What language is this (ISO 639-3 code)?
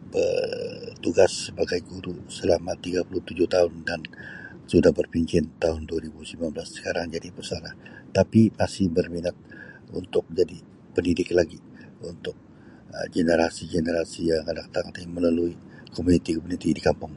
msi